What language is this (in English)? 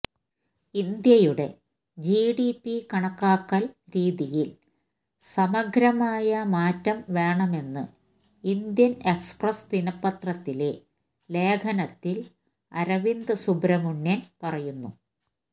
Malayalam